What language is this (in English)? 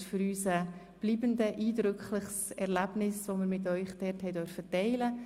Swiss German